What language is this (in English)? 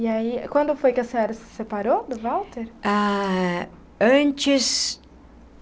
Portuguese